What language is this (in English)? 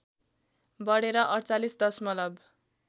Nepali